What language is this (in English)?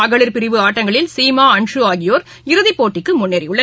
Tamil